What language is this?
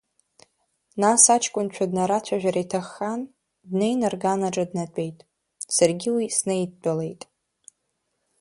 Abkhazian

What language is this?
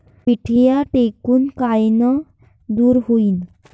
Marathi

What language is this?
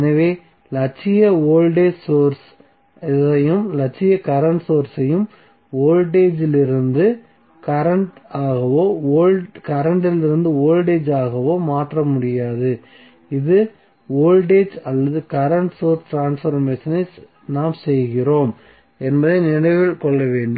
Tamil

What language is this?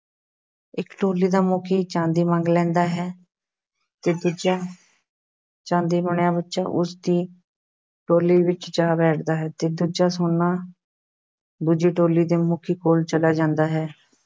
Punjabi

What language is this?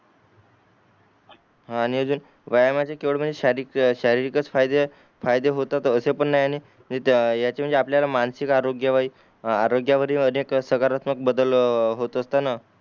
Marathi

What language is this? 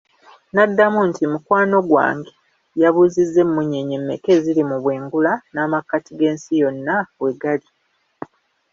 Ganda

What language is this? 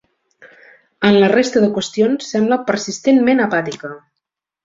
Catalan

